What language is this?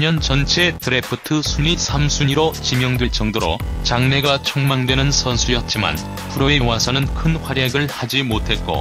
Korean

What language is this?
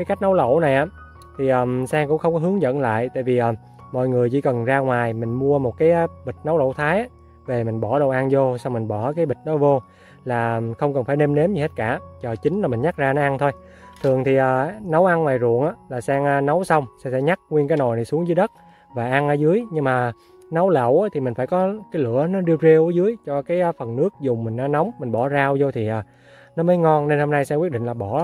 Vietnamese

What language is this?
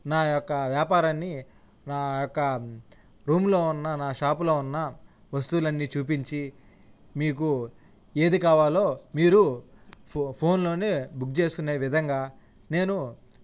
Telugu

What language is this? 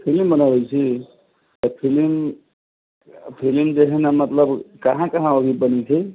Maithili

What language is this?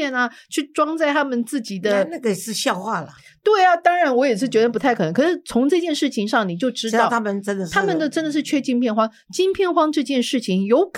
Chinese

